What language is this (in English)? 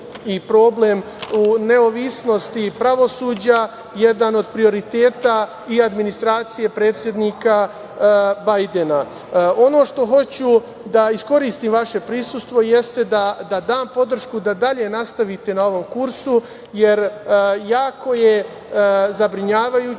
Serbian